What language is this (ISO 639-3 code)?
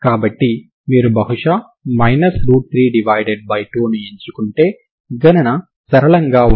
tel